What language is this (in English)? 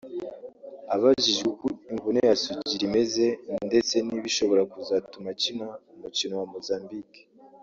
Kinyarwanda